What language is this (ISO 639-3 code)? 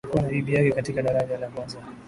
swa